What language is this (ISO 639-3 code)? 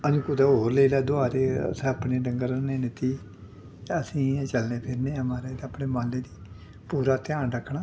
doi